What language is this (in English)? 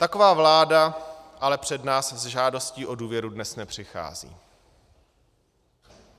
Czech